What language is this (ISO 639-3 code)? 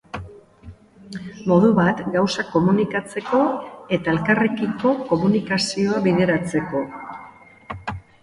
eus